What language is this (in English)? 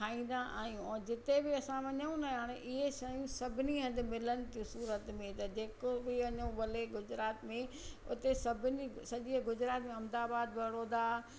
Sindhi